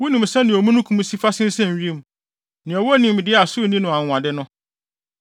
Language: Akan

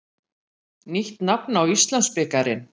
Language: Icelandic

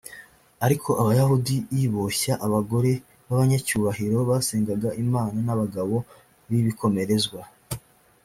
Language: Kinyarwanda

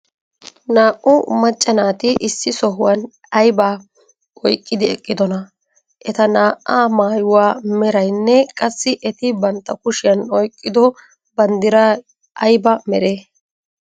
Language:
Wolaytta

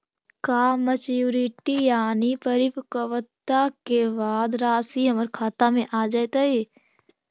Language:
Magahi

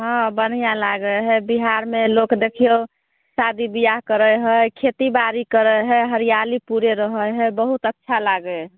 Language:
Maithili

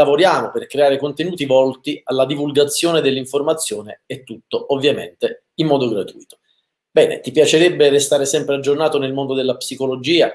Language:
Italian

